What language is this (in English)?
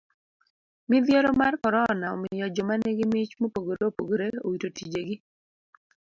Luo (Kenya and Tanzania)